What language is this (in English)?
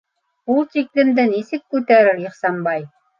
Bashkir